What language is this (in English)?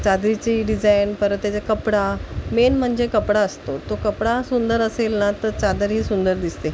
Marathi